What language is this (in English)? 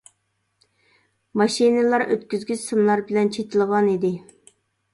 Uyghur